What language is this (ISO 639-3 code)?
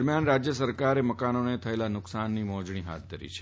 guj